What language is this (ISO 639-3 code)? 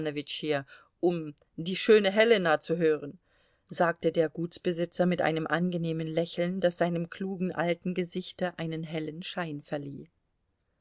deu